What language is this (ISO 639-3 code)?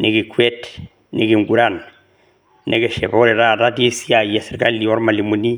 mas